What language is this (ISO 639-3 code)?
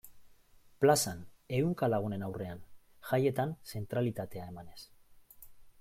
eus